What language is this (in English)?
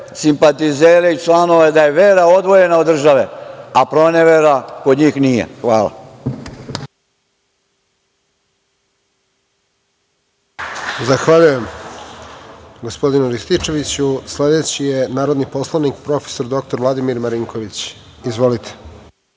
Serbian